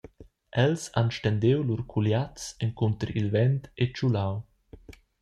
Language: Romansh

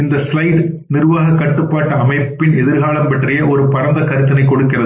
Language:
Tamil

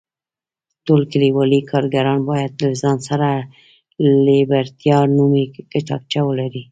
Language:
Pashto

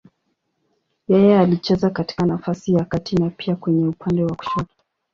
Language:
Swahili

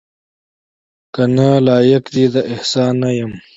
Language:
Pashto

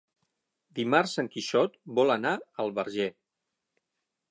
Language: Catalan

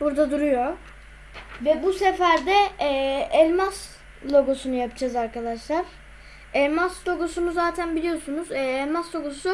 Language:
Turkish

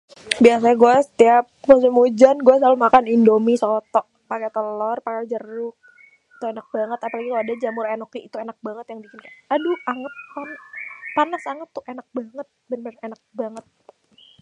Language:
Betawi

